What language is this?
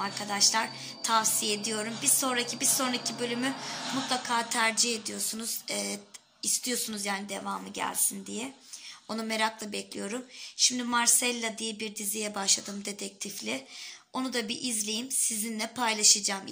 Turkish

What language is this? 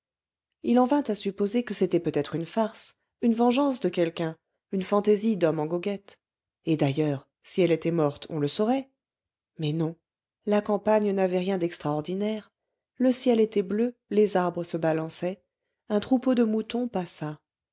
French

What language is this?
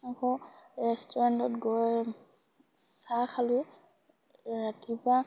Assamese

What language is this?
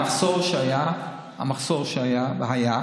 Hebrew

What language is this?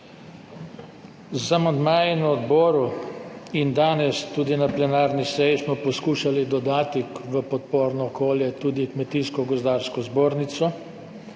Slovenian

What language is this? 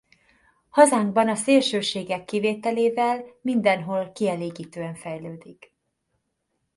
Hungarian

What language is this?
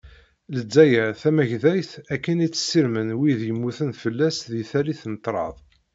Kabyle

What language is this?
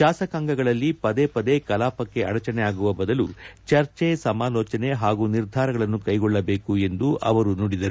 Kannada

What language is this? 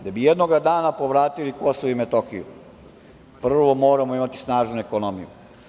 Serbian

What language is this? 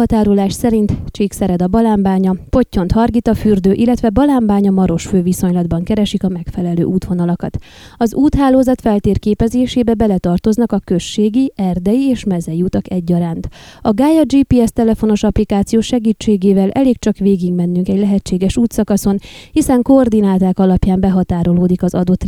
Hungarian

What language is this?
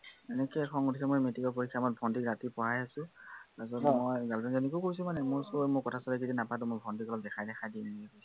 Assamese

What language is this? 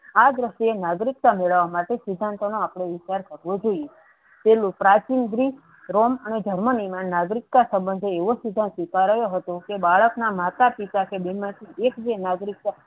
Gujarati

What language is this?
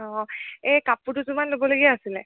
Assamese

